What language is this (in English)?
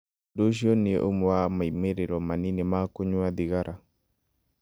Kikuyu